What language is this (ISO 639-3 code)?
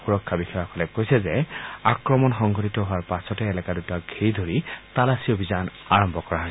asm